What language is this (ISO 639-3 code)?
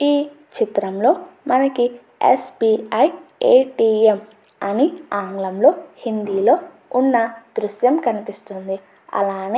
tel